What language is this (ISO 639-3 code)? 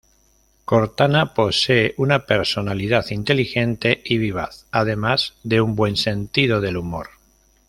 spa